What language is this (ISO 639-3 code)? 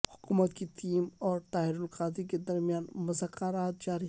urd